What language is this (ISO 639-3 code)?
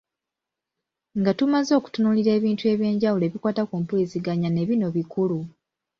lug